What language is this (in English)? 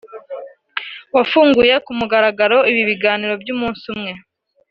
Kinyarwanda